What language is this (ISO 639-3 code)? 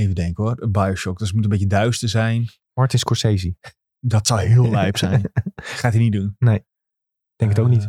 nld